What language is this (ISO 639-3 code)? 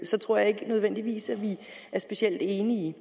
dan